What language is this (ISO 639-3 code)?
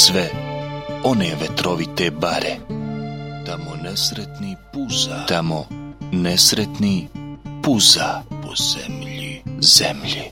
hrv